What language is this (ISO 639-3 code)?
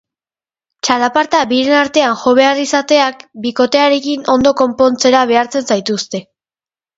eus